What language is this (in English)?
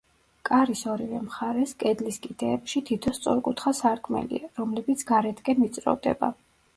Georgian